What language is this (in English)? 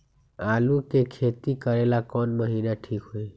Magahi